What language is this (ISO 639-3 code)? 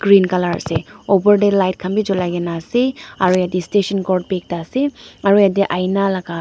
nag